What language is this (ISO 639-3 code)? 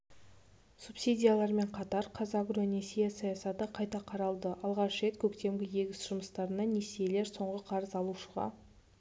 kaz